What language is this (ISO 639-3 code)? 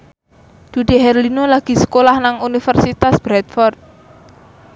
jav